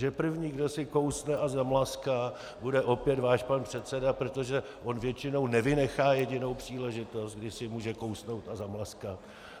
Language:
Czech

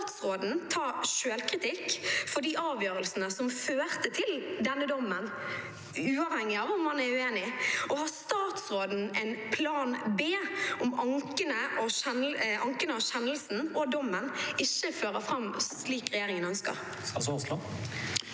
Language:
Norwegian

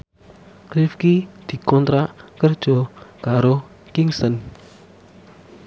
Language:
Javanese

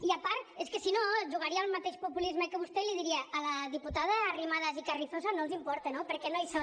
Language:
Catalan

